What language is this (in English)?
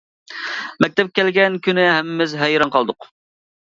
Uyghur